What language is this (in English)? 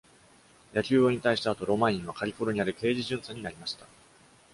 Japanese